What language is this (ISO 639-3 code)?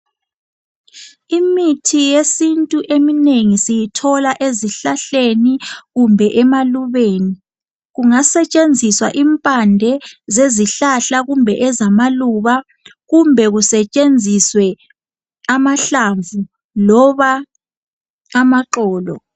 nde